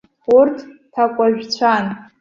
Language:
Abkhazian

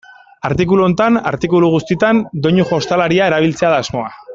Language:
Basque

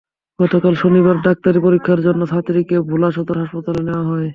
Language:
Bangla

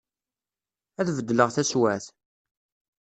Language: Kabyle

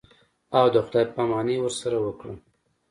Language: Pashto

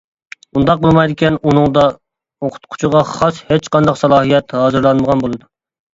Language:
Uyghur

